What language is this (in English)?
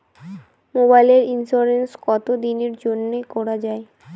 Bangla